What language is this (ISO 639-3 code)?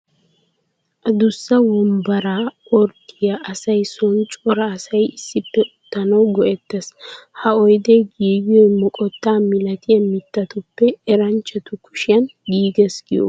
wal